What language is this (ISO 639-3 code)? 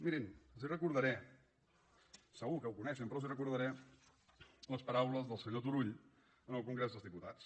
cat